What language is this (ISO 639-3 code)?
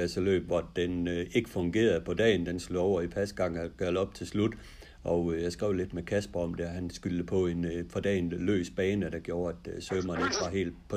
dan